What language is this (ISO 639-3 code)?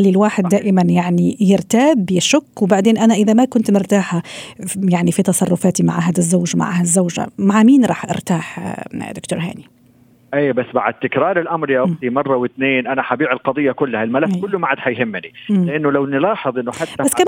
ara